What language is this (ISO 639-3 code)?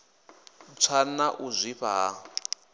ven